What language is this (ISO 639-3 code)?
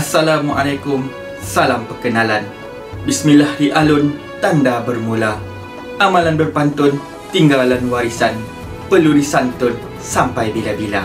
msa